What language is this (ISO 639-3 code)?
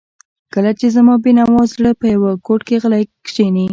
pus